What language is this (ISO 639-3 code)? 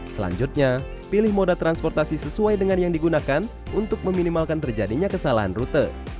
ind